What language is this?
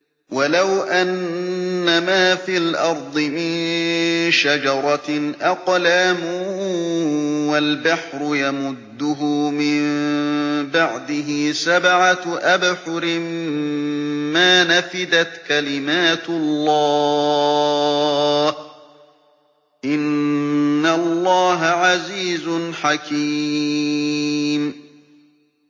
Arabic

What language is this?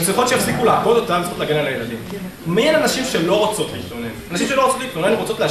Hebrew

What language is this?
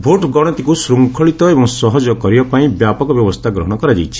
Odia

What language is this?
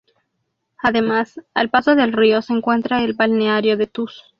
Spanish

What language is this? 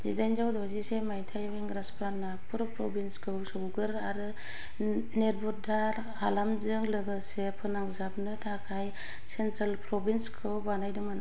Bodo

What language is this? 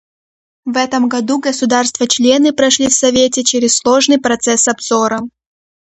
Russian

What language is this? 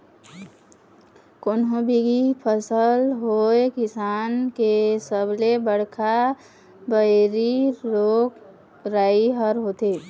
Chhattisgarhi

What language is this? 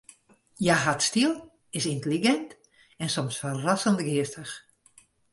Western Frisian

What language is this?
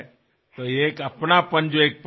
Assamese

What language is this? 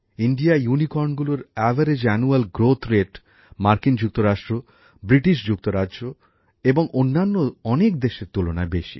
Bangla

